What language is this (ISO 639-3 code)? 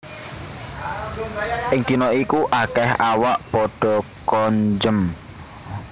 jav